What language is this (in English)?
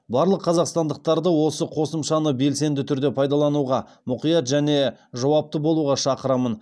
Kazakh